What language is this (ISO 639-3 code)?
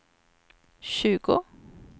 swe